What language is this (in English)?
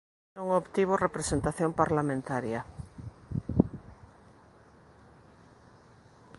Galician